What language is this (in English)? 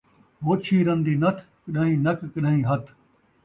Saraiki